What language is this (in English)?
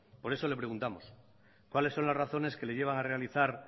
Spanish